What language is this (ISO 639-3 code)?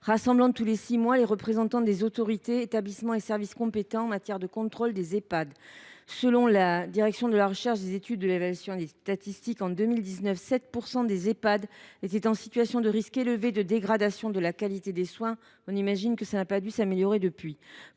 fra